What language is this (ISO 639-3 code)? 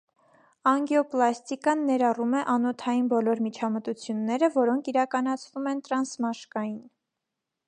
hye